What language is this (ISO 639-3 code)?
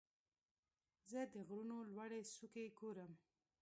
pus